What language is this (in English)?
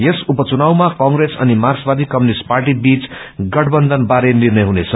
Nepali